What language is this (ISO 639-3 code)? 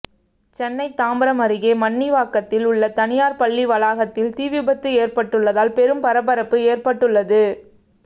tam